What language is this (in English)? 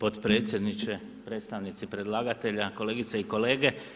Croatian